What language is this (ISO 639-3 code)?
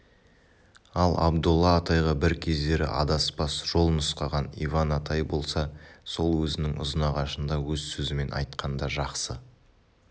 kaz